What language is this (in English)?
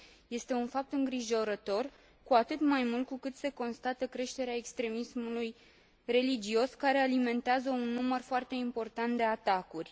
Romanian